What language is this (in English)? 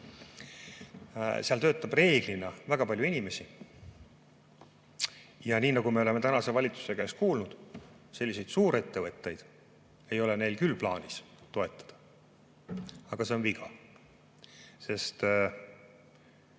Estonian